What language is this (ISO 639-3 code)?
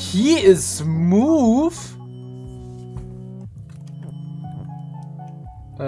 deu